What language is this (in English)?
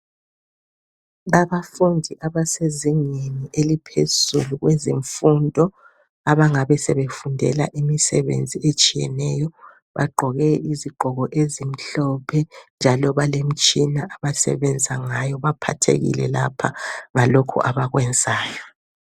North Ndebele